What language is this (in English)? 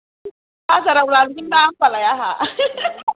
Bodo